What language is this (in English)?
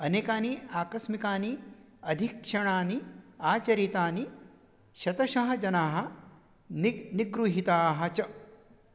Sanskrit